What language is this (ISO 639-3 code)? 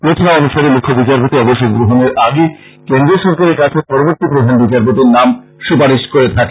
ben